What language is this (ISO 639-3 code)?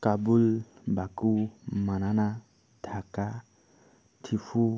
asm